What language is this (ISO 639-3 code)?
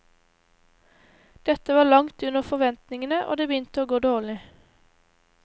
nor